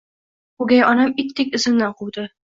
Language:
Uzbek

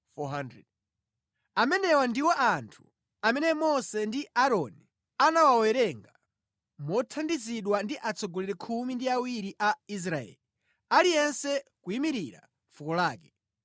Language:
Nyanja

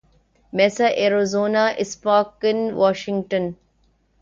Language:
Urdu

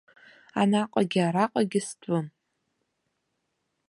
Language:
Abkhazian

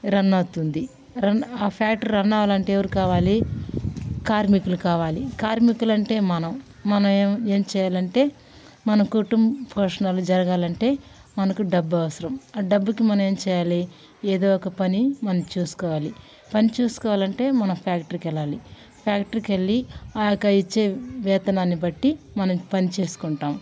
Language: Telugu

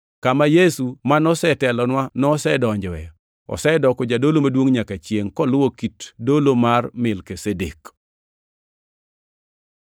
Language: Luo (Kenya and Tanzania)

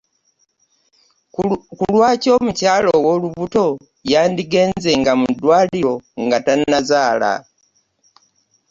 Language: Ganda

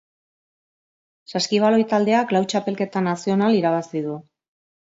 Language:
Basque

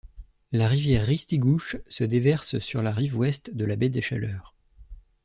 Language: French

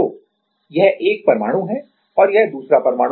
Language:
Hindi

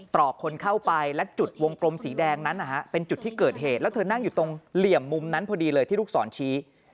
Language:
Thai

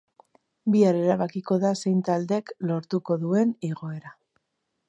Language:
Basque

